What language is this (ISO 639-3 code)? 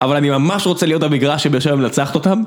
heb